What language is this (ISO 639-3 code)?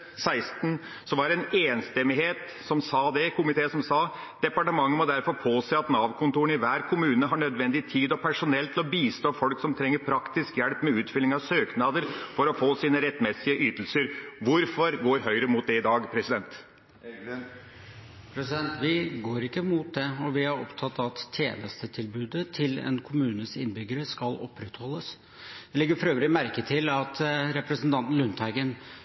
nob